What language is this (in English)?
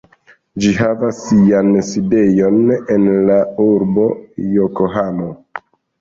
Esperanto